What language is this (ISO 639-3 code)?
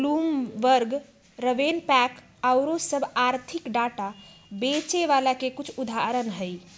mag